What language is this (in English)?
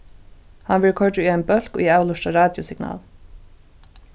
Faroese